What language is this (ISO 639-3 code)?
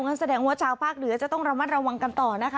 tha